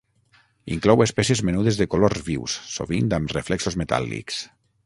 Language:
Catalan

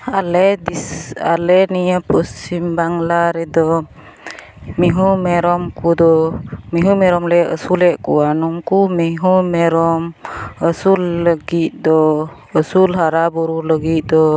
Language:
Santali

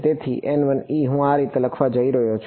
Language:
Gujarati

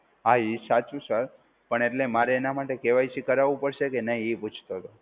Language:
Gujarati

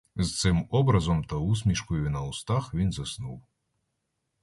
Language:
Ukrainian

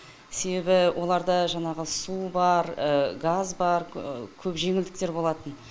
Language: Kazakh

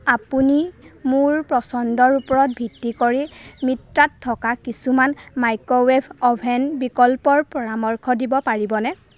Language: Assamese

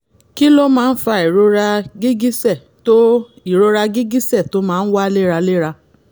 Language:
Yoruba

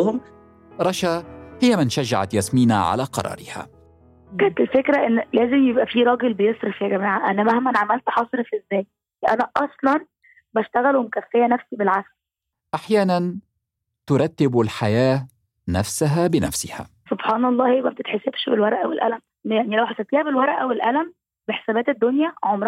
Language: Arabic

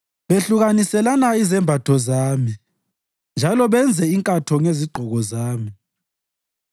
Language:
North Ndebele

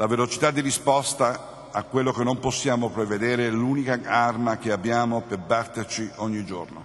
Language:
Italian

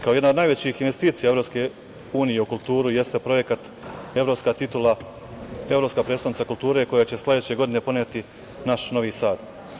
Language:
Serbian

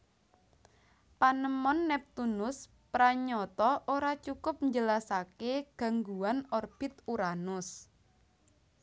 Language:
Javanese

